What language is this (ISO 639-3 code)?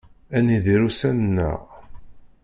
kab